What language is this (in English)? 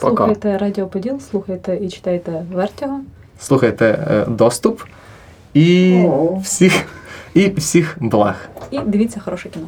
Ukrainian